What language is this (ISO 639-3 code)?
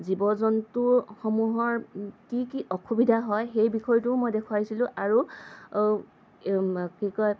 asm